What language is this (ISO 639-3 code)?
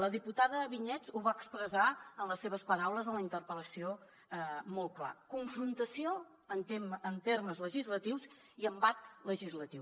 cat